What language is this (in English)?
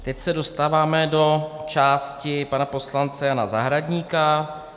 Czech